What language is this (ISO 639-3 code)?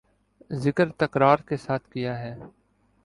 urd